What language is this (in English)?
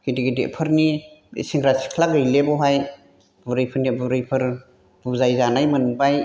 Bodo